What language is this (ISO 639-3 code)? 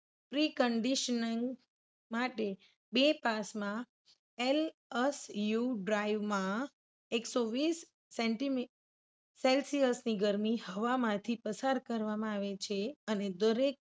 guj